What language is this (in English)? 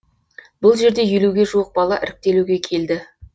Kazakh